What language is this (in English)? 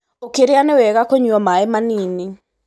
Kikuyu